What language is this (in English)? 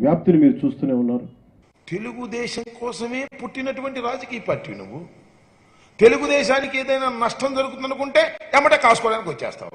Romanian